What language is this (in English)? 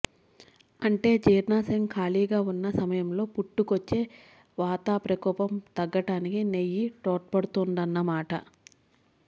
Telugu